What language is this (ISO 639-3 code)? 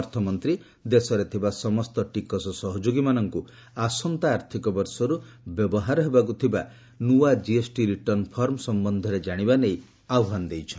ori